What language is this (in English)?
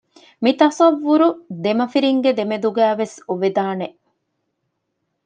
Divehi